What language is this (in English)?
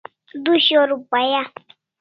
Kalasha